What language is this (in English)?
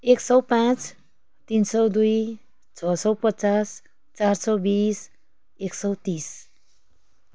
Nepali